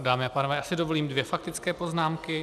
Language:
Czech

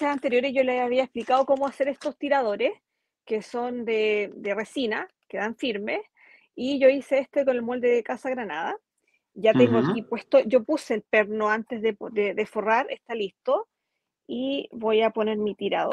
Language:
Spanish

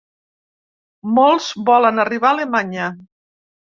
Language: Catalan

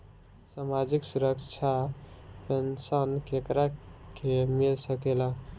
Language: Bhojpuri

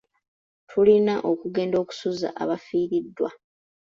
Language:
Ganda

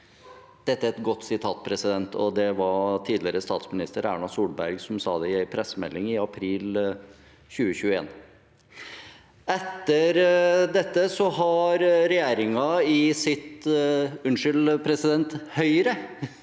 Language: Norwegian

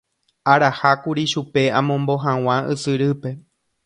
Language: Guarani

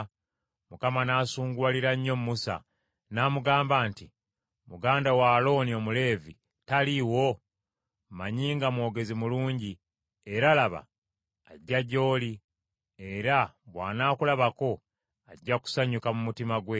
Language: Ganda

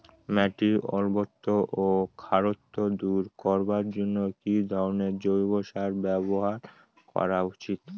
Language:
Bangla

